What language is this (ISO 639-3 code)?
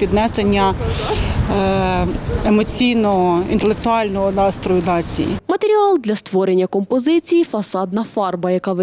ukr